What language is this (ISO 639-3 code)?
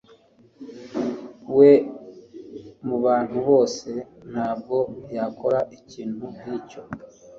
kin